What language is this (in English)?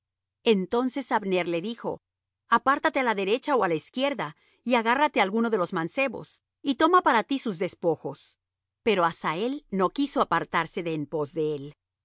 Spanish